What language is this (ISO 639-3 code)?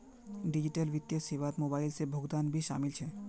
mag